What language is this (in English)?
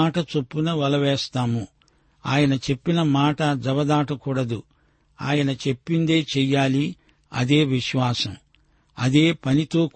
Telugu